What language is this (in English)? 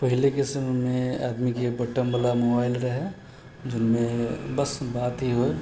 Maithili